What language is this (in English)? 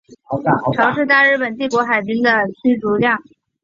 Chinese